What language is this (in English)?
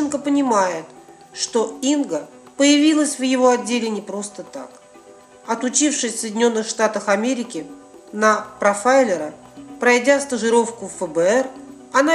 Russian